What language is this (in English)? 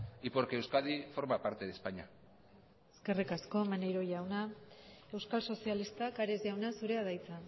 Basque